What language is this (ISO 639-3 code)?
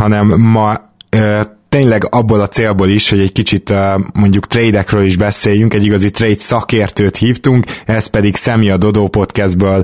hun